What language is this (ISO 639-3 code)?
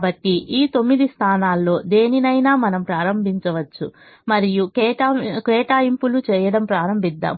tel